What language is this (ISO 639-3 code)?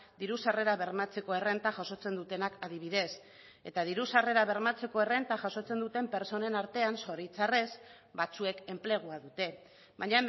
eus